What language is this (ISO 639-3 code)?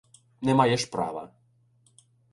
ukr